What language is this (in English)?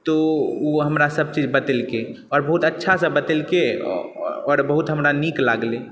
Maithili